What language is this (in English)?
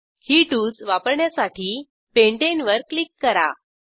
Marathi